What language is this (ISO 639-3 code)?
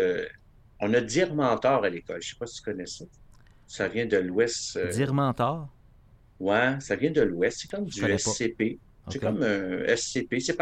fra